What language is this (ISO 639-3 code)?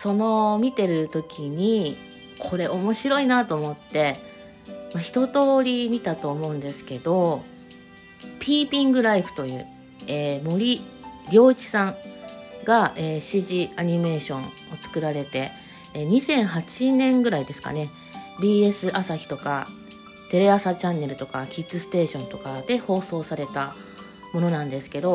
jpn